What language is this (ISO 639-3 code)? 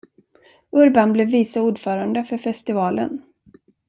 swe